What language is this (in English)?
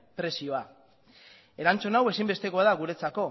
Basque